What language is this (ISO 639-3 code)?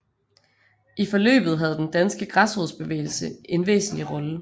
dan